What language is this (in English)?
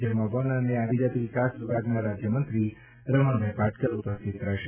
Gujarati